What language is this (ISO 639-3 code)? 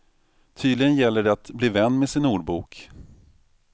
swe